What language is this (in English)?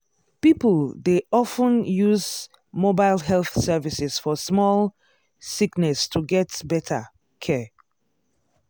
Nigerian Pidgin